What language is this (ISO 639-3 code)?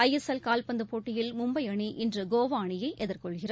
tam